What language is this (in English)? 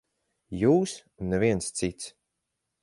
Latvian